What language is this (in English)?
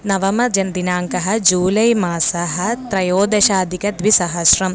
Sanskrit